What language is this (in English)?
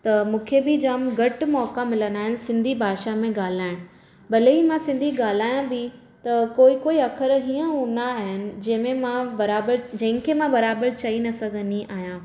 Sindhi